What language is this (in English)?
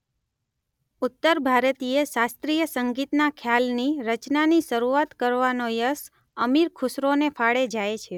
Gujarati